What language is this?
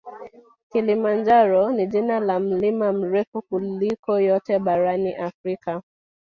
Swahili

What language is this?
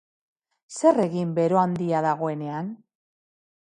Basque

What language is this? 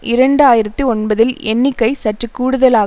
Tamil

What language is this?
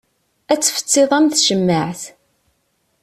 Kabyle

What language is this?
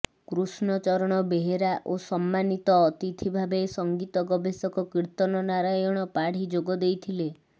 Odia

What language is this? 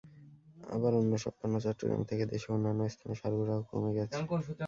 Bangla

